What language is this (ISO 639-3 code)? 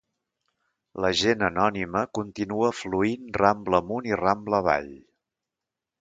cat